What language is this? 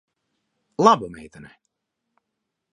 Latvian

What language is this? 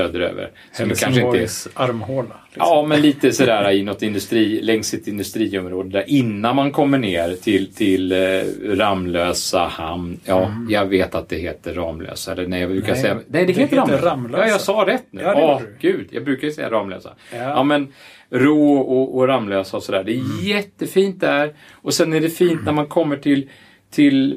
Swedish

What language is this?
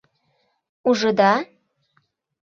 Mari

